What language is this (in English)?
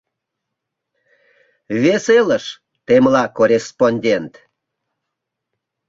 Mari